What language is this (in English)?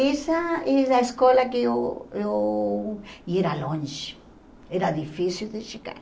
Portuguese